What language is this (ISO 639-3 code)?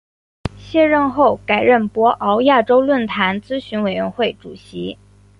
zho